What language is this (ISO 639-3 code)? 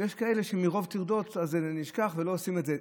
heb